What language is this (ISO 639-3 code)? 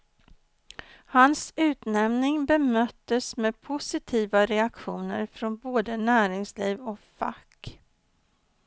swe